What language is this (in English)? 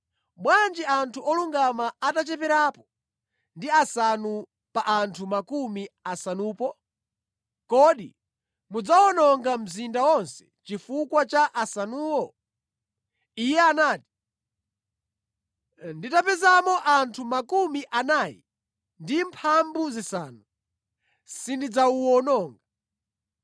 Nyanja